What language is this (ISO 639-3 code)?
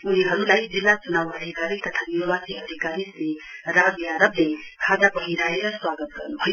nep